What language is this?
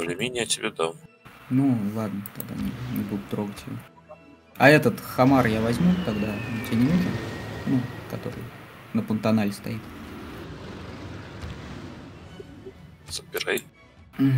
Russian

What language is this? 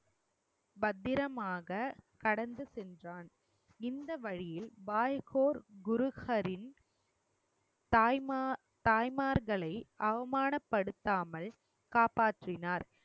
Tamil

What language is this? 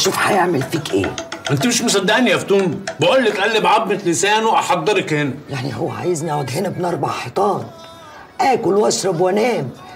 Arabic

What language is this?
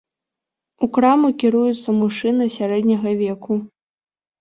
Belarusian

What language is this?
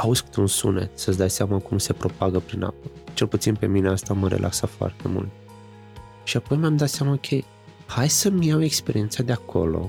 Romanian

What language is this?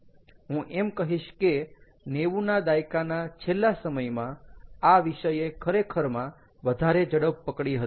Gujarati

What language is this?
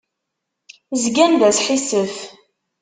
Kabyle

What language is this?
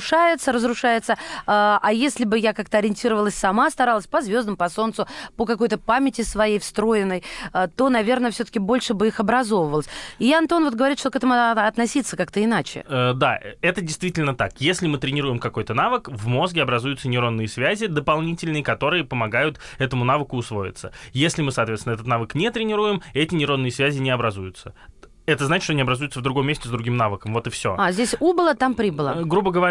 Russian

